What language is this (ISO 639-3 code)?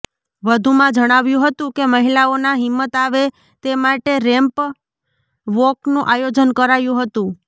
guj